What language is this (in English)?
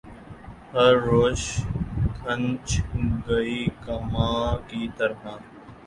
Urdu